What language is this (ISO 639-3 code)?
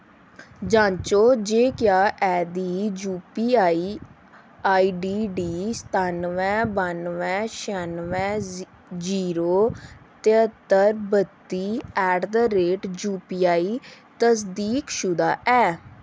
doi